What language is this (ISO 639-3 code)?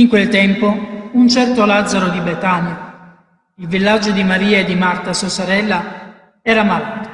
ita